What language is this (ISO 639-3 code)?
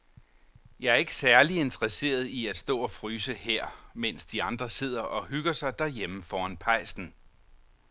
dan